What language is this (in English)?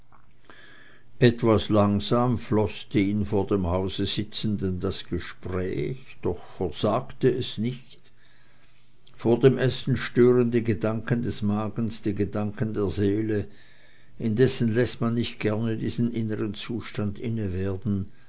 German